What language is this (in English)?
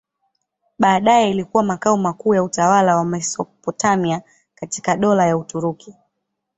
Swahili